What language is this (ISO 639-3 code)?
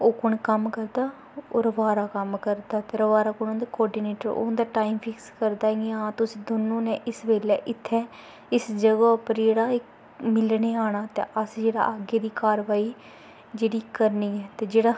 doi